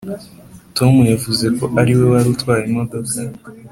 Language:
Kinyarwanda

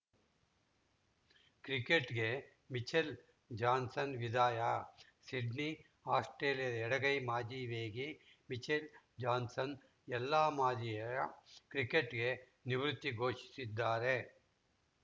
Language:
Kannada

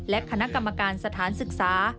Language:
Thai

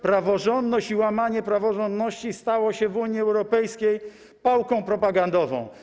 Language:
Polish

